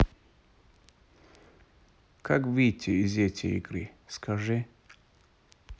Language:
Russian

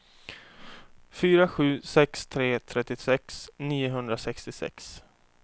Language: Swedish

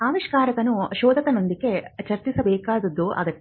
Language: Kannada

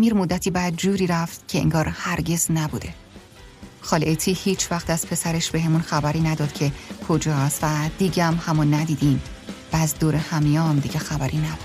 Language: Persian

